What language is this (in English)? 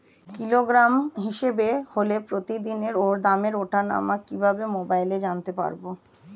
Bangla